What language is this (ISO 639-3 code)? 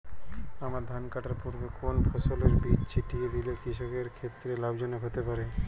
ben